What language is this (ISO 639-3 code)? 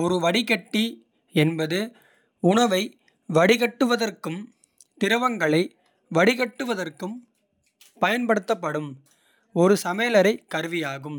kfe